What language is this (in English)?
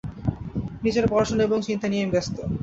Bangla